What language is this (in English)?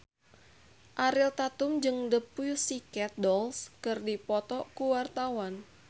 Sundanese